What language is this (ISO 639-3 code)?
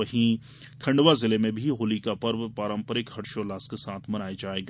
hin